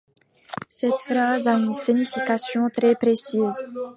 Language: French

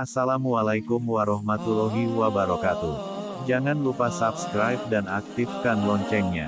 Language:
Indonesian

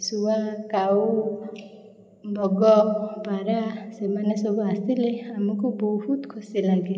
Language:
Odia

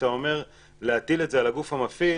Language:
Hebrew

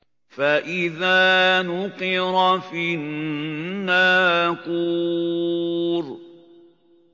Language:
Arabic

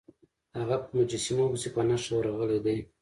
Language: Pashto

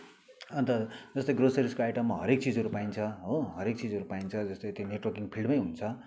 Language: Nepali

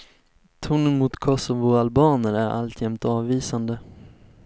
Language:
Swedish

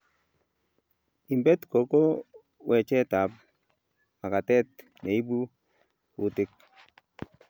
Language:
Kalenjin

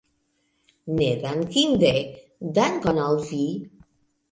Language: Esperanto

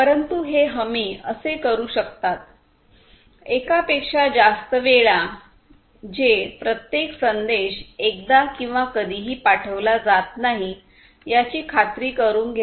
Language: Marathi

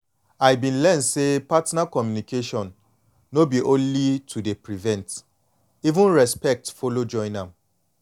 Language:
Nigerian Pidgin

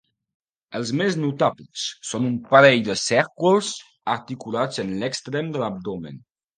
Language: Catalan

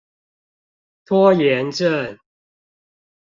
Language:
Chinese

